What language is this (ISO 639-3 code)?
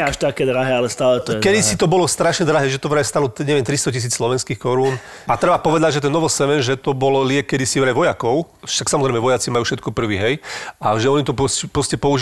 slk